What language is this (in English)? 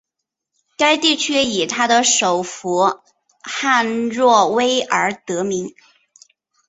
Chinese